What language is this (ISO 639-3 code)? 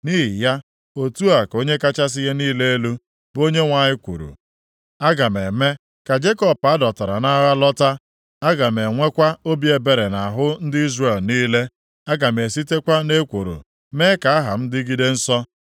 ibo